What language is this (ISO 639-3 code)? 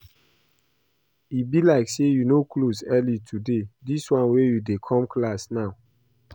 pcm